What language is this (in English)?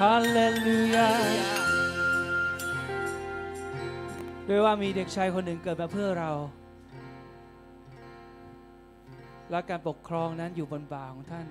Thai